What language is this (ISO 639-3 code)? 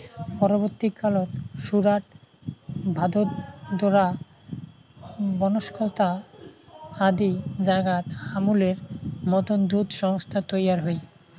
ben